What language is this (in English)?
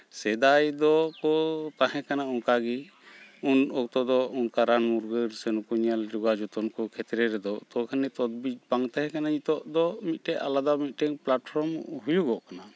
Santali